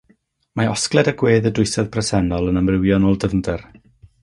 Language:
Welsh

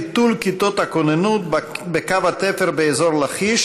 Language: Hebrew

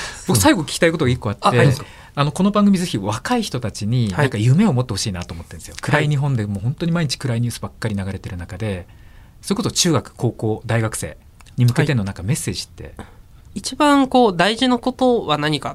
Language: Japanese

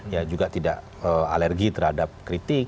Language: Indonesian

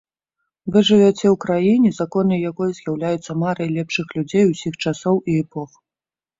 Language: Belarusian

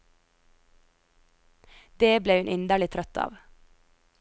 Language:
Norwegian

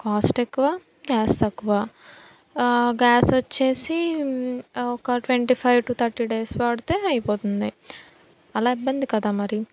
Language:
Telugu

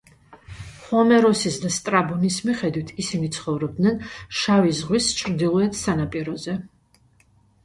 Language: Georgian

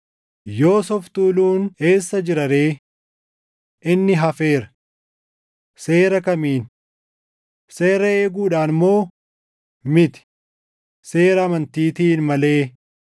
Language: Oromo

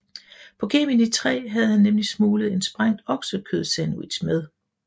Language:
Danish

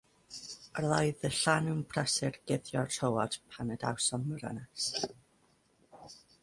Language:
Welsh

